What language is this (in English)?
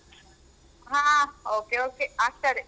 Kannada